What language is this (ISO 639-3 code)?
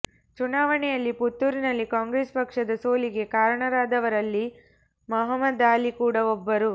kan